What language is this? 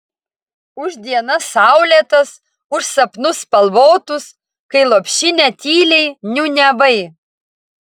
Lithuanian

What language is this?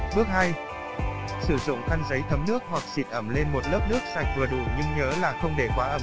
Vietnamese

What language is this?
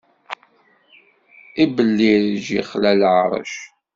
Kabyle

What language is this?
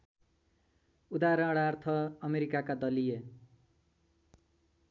Nepali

